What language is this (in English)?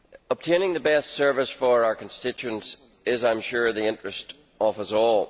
English